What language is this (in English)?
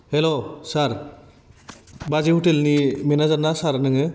Bodo